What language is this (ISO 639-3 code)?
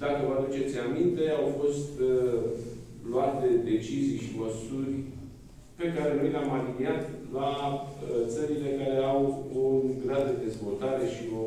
ron